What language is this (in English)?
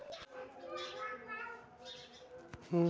Hindi